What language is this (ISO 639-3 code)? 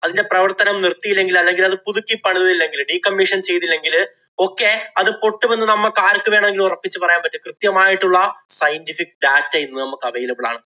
mal